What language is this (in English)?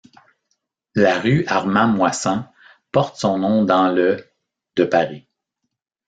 French